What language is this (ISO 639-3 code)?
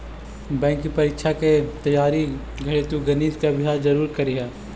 mag